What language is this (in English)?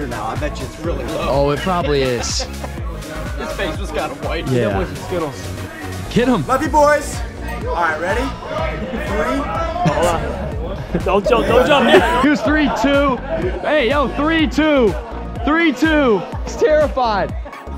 English